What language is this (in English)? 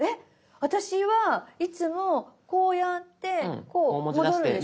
Japanese